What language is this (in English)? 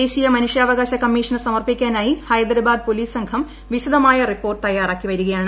Malayalam